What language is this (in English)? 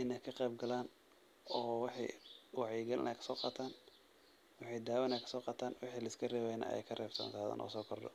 Somali